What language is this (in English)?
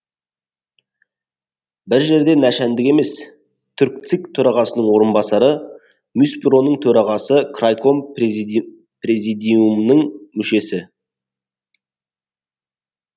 Kazakh